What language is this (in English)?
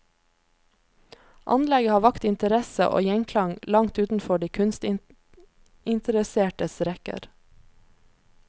Norwegian